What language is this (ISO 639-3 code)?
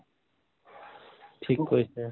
asm